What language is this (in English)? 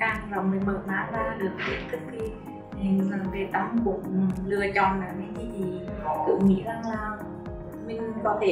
Vietnamese